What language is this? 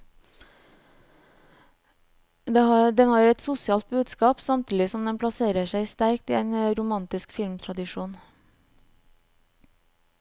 Norwegian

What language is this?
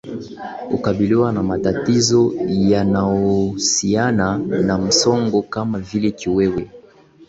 Swahili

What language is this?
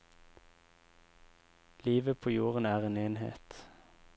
Norwegian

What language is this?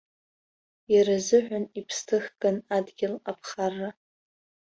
Abkhazian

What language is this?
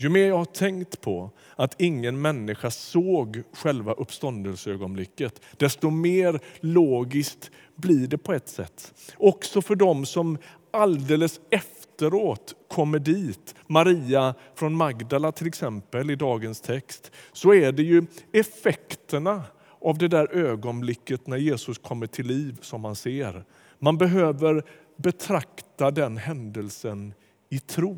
Swedish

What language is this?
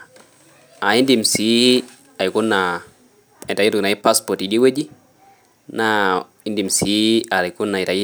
Masai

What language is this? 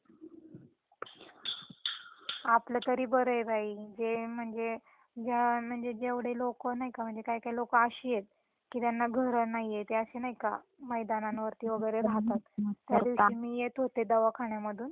Marathi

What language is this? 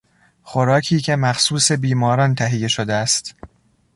Persian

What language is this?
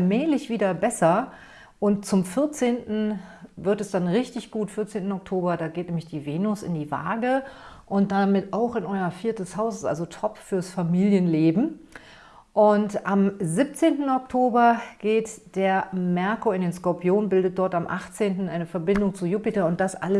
German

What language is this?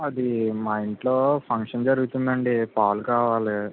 Telugu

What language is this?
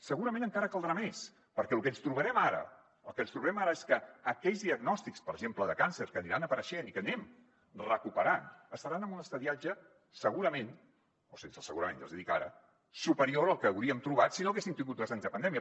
Catalan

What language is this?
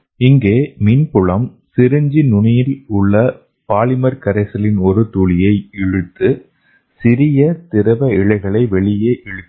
Tamil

